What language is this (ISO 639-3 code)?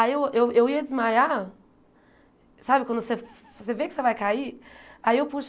por